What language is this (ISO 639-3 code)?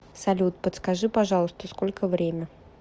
rus